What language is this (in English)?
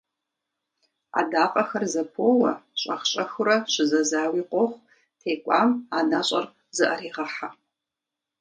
Kabardian